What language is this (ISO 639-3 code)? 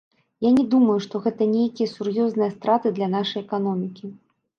bel